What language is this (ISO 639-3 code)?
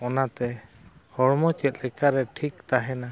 sat